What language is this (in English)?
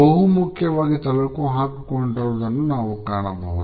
Kannada